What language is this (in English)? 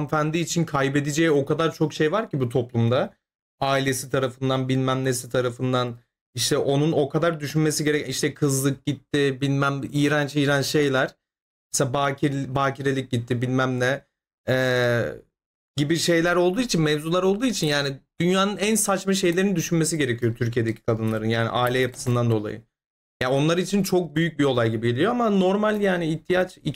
Turkish